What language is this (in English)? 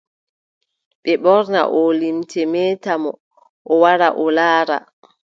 Adamawa Fulfulde